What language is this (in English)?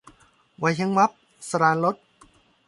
Thai